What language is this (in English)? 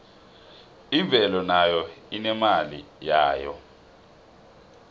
South Ndebele